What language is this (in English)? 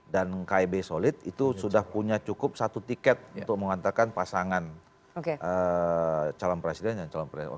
Indonesian